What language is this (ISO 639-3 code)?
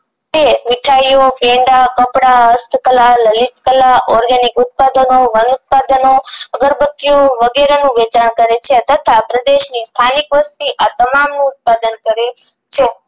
guj